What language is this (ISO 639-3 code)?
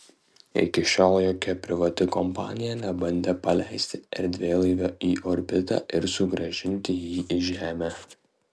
lit